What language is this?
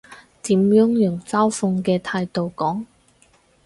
Cantonese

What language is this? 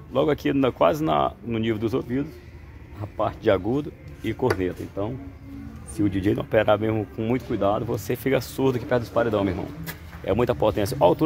Portuguese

